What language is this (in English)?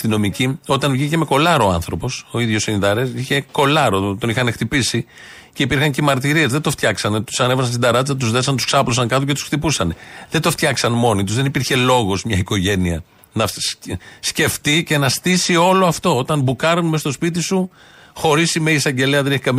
Greek